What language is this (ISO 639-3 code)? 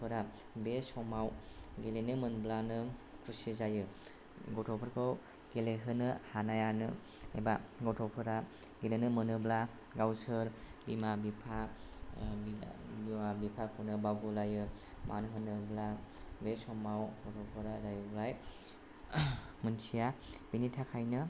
brx